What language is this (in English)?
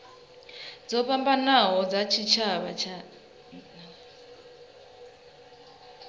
Venda